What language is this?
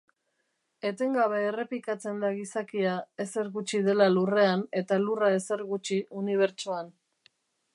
Basque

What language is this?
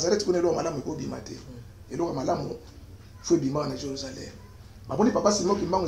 French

